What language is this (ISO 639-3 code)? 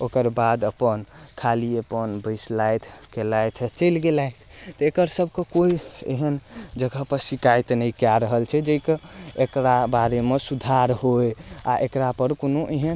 mai